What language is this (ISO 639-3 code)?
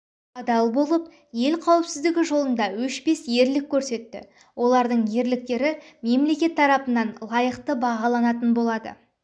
kaz